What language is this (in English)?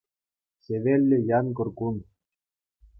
Chuvash